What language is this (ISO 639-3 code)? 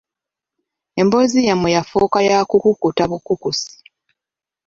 lug